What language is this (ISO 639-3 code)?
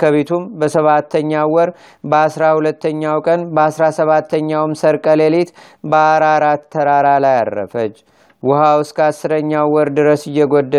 amh